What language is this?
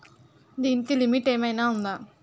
Telugu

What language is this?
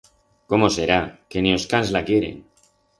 Aragonese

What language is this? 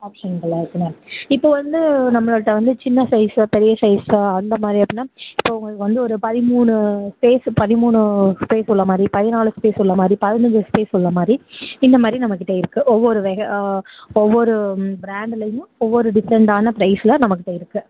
Tamil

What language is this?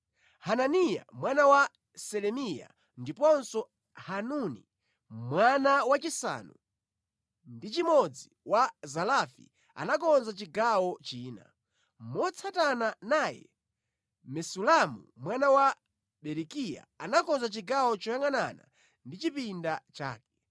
Nyanja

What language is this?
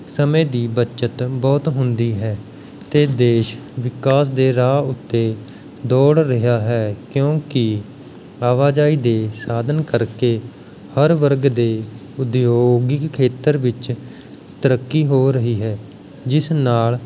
Punjabi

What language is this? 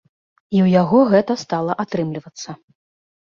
Belarusian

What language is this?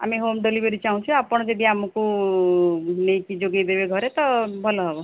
Odia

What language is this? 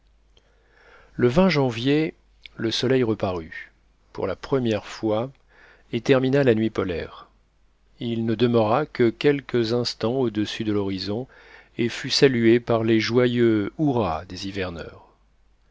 French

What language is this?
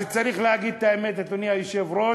Hebrew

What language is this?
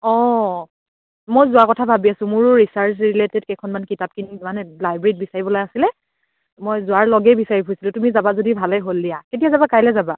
Assamese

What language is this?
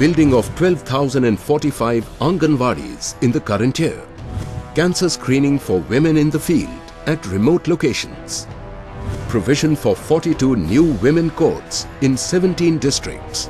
English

